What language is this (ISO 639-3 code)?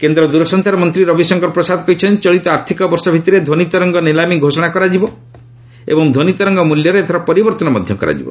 ori